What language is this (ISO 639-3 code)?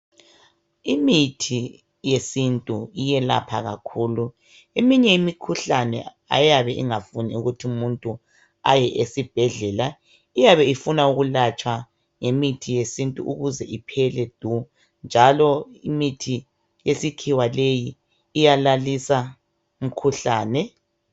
nde